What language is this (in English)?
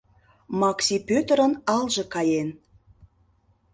Mari